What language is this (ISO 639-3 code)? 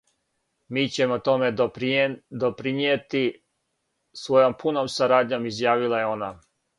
srp